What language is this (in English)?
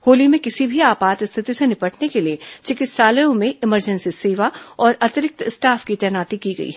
Hindi